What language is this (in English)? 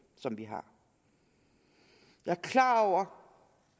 Danish